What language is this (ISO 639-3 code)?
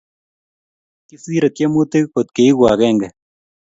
kln